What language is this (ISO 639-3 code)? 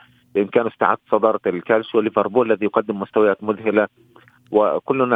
ara